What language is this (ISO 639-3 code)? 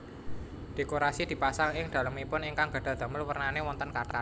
jav